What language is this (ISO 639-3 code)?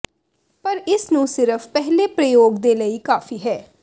pan